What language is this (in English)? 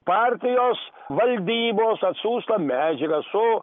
Lithuanian